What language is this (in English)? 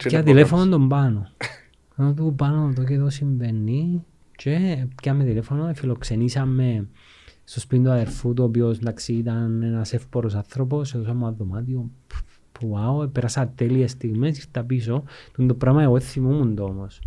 Greek